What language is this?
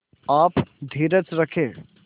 Hindi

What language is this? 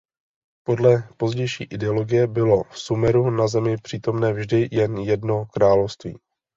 Czech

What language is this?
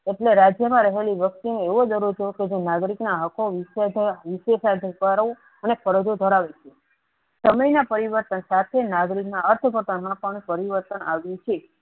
Gujarati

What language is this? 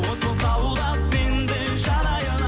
Kazakh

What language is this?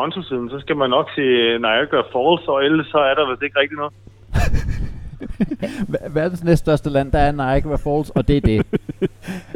Danish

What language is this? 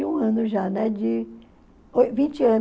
Portuguese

